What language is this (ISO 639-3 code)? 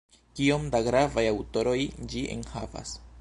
epo